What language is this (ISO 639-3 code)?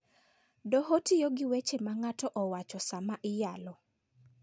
luo